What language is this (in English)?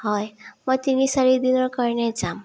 Assamese